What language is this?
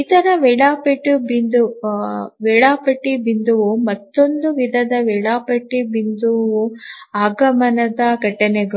Kannada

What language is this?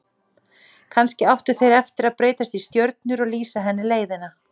Icelandic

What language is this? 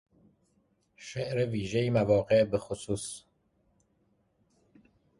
Persian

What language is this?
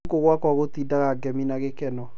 Kikuyu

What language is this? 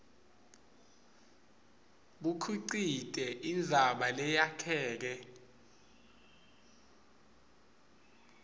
Swati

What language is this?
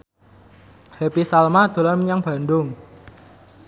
Javanese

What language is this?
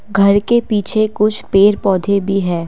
Hindi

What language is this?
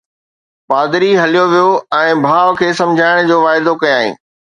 Sindhi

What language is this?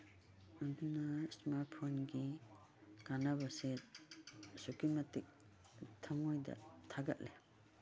Manipuri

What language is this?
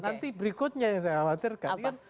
Indonesian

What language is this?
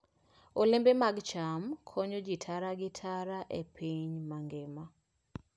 Luo (Kenya and Tanzania)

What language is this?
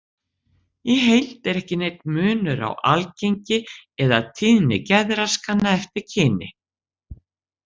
Icelandic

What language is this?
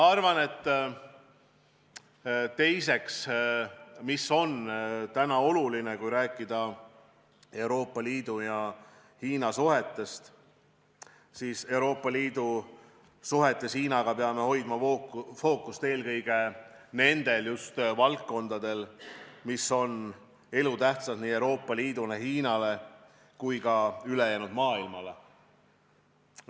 Estonian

